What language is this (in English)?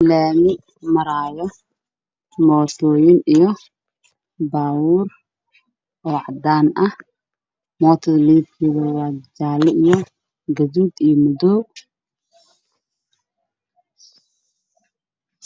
Somali